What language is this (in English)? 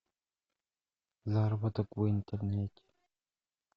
Russian